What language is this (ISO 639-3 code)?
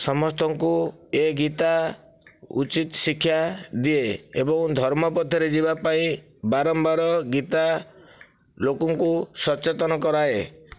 ori